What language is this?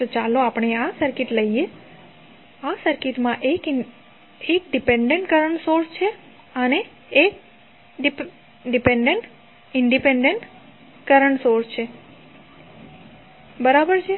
Gujarati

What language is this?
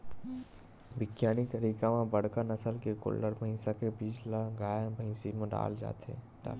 Chhattisgarhi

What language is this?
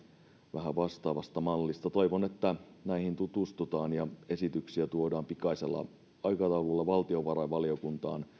Finnish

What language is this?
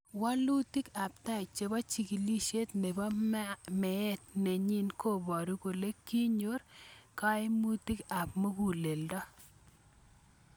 Kalenjin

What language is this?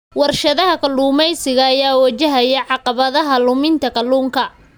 Somali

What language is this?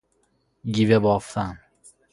Persian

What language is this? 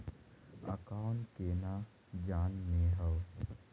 Magahi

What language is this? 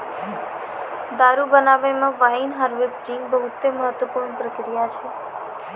Maithili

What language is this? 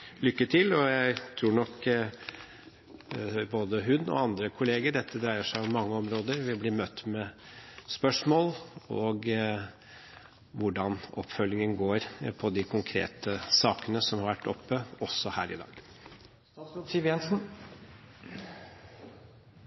Norwegian Bokmål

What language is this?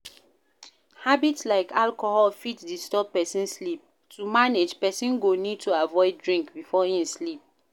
Nigerian Pidgin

